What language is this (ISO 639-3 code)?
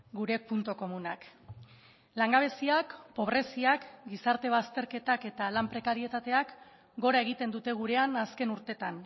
eus